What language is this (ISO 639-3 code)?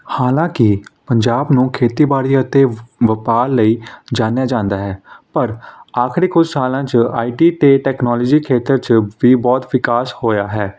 pan